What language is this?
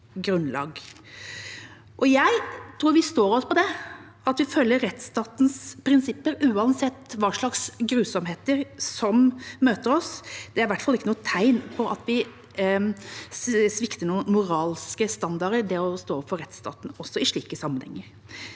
Norwegian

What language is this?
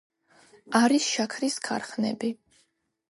Georgian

